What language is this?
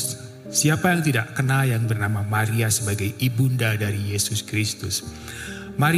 Indonesian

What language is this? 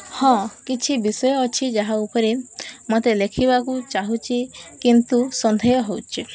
Odia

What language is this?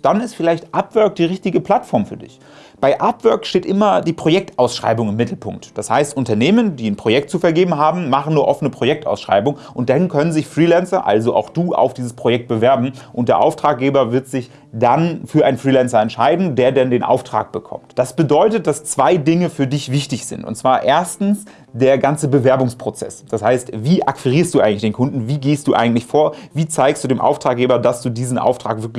German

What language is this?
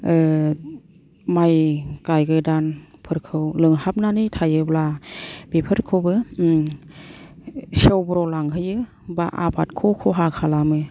Bodo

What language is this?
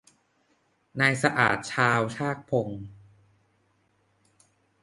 Thai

